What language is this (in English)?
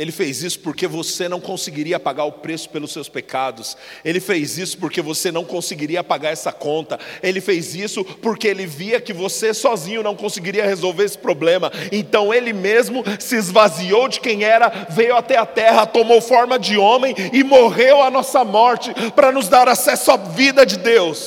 Portuguese